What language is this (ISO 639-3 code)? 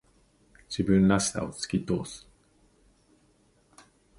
jpn